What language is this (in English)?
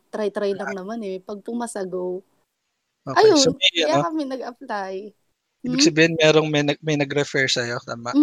Filipino